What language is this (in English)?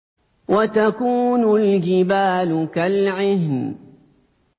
Arabic